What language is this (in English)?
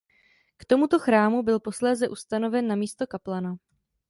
Czech